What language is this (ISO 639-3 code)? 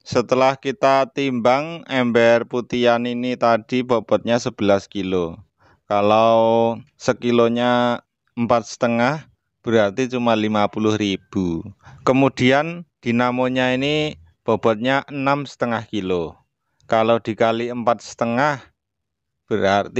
ind